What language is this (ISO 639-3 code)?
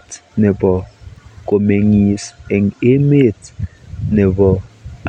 kln